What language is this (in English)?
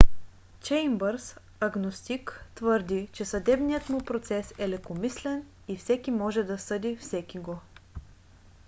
Bulgarian